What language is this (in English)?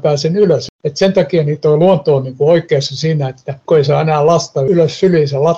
Finnish